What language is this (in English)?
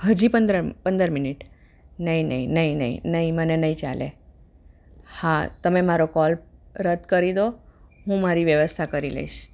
Gujarati